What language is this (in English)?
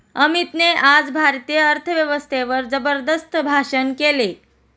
Marathi